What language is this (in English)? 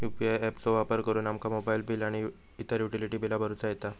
Marathi